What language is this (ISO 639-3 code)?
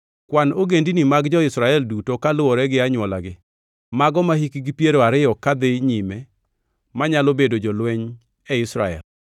luo